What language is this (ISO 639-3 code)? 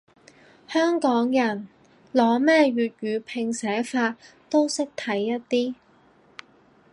yue